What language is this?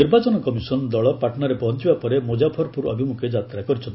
Odia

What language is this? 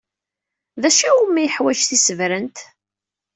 Kabyle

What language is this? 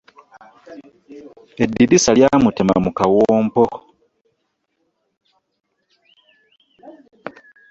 Ganda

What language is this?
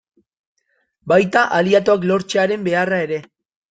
Basque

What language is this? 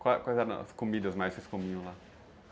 Portuguese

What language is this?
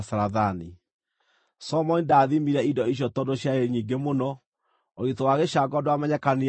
Kikuyu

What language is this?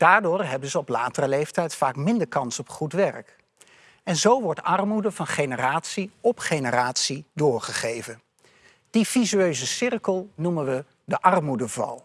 Dutch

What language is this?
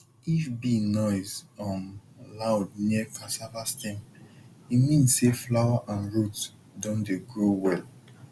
Nigerian Pidgin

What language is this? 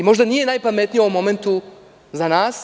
Serbian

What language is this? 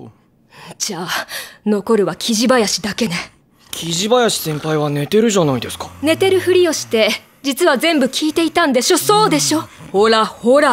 Japanese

